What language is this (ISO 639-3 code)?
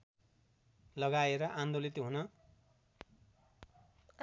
nep